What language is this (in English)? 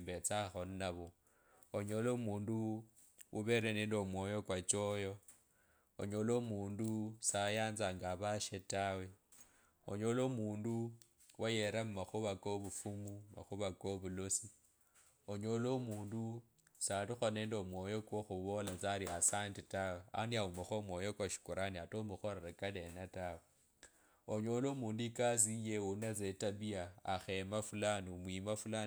Kabras